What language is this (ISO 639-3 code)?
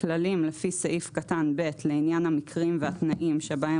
heb